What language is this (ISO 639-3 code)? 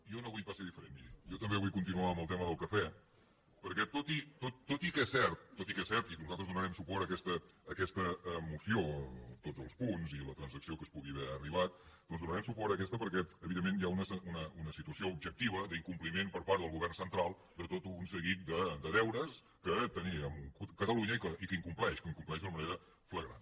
cat